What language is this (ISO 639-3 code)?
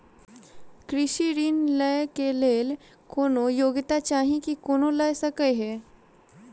mai